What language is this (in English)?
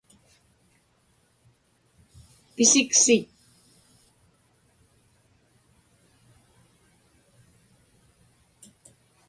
Inupiaq